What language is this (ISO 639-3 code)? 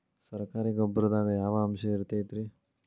kan